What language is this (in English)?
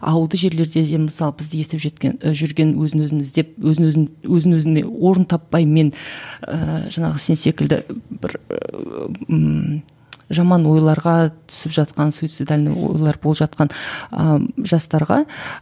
Kazakh